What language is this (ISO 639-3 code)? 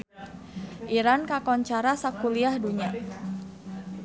sun